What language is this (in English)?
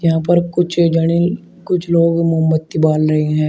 Hindi